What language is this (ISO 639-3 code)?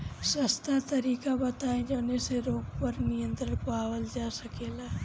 bho